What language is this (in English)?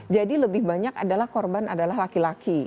Indonesian